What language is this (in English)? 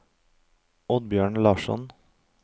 Norwegian